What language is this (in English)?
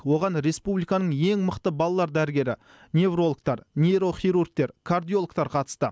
Kazakh